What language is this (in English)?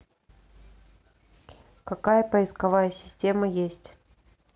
Russian